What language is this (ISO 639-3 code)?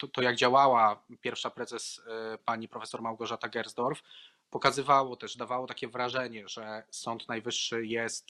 pol